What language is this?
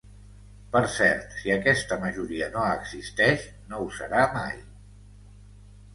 Catalan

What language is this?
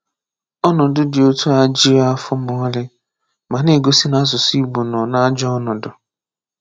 Igbo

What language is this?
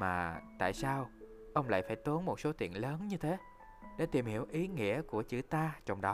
Vietnamese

